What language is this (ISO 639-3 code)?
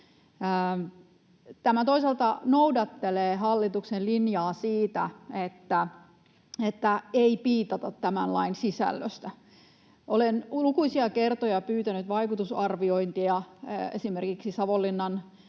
fin